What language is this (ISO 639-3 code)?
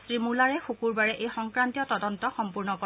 asm